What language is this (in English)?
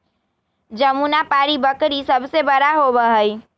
Magahi